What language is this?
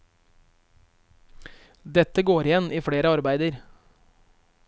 Norwegian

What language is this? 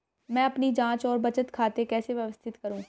Hindi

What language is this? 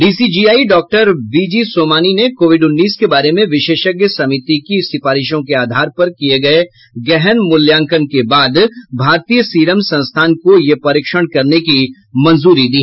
Hindi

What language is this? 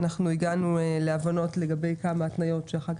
Hebrew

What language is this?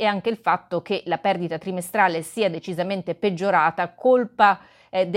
Italian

